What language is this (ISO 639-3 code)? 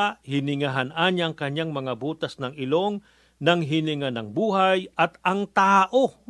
fil